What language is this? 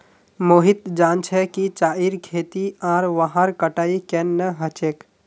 Magahi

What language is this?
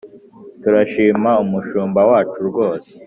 Kinyarwanda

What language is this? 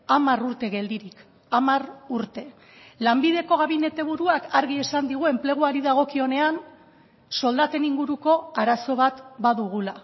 Basque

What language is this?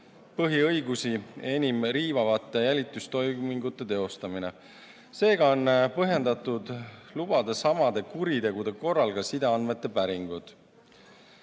Estonian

